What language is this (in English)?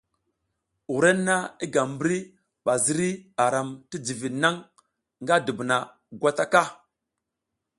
South Giziga